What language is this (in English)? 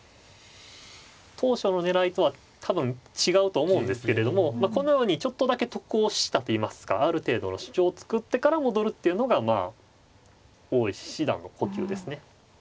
Japanese